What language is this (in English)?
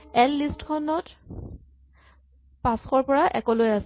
Assamese